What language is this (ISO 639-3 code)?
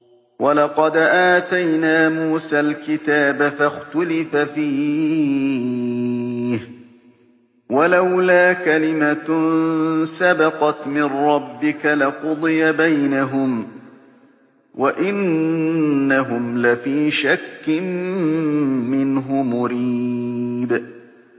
ara